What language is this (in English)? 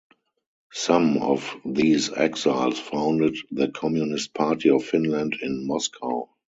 English